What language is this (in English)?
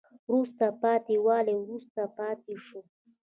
Pashto